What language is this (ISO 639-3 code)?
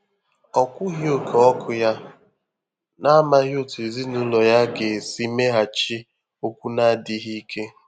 ibo